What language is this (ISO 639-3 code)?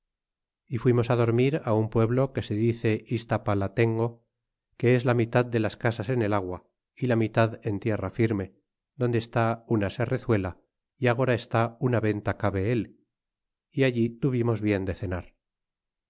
spa